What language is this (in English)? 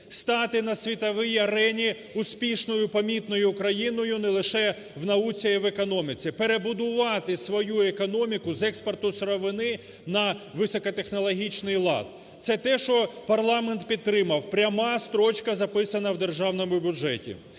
Ukrainian